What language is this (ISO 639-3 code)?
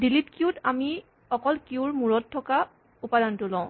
asm